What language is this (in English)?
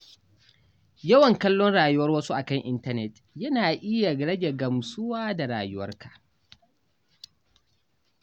Hausa